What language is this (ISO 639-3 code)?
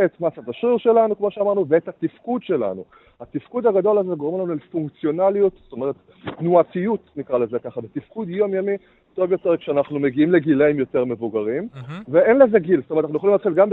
heb